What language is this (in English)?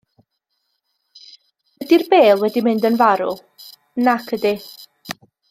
Welsh